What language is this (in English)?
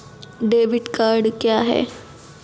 Maithili